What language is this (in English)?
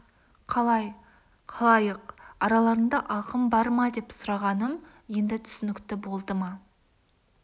Kazakh